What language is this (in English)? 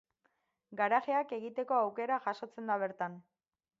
Basque